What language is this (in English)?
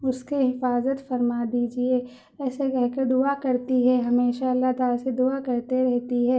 Urdu